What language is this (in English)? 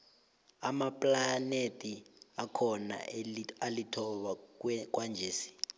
South Ndebele